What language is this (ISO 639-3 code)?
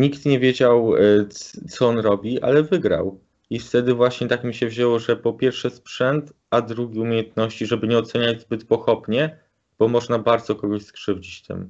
pol